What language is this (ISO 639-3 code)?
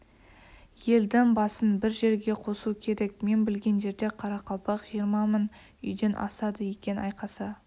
kaz